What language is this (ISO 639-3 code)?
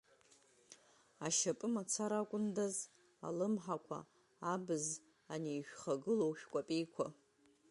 abk